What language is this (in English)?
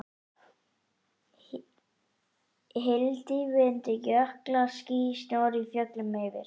Icelandic